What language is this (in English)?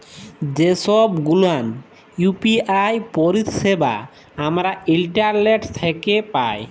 Bangla